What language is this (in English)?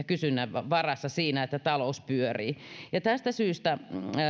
Finnish